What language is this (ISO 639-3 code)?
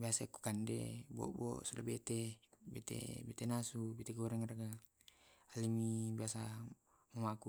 rob